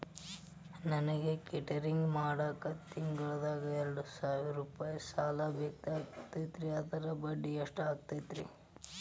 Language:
Kannada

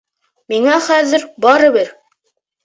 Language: Bashkir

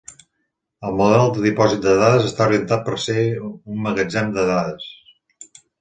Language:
Catalan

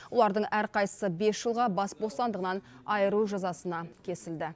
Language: Kazakh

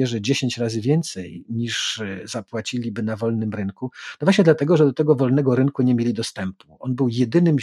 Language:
Polish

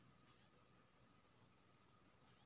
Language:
Maithili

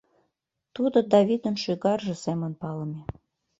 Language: Mari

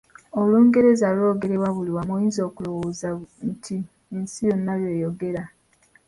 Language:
Ganda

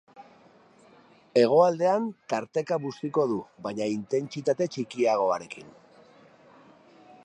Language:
Basque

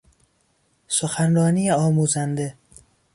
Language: Persian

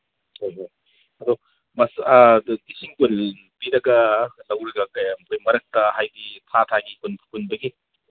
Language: Manipuri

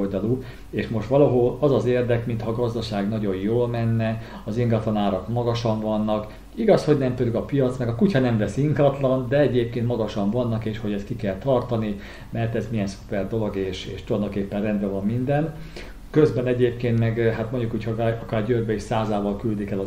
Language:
Hungarian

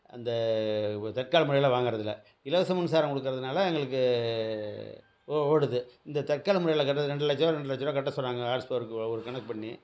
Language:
Tamil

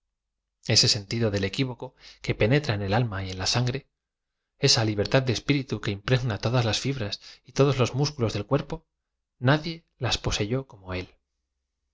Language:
Spanish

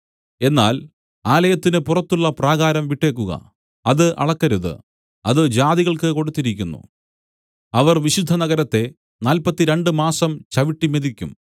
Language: Malayalam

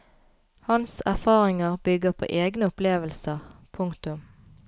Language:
Norwegian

